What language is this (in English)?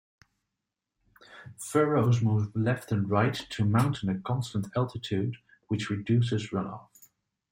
English